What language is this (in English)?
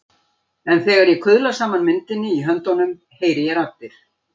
Icelandic